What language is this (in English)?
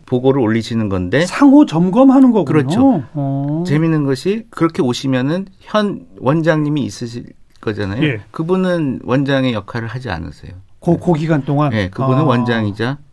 Korean